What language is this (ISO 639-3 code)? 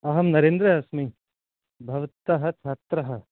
san